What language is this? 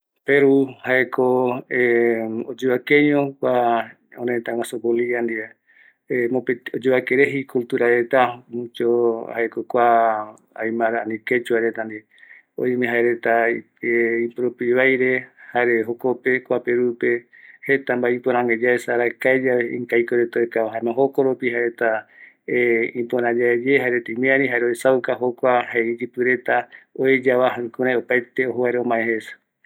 Eastern Bolivian Guaraní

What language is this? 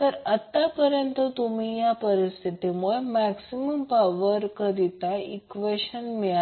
Marathi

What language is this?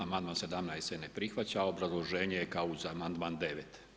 Croatian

